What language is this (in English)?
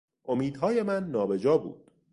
Persian